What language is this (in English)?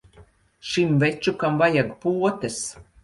Latvian